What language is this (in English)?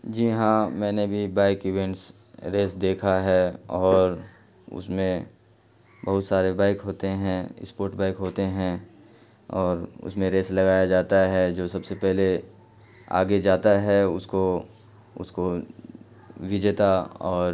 Urdu